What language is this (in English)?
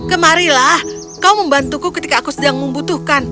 Indonesian